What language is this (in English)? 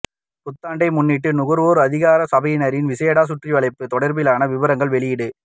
Tamil